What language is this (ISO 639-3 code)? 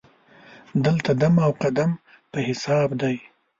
pus